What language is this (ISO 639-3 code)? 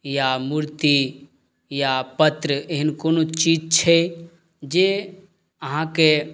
mai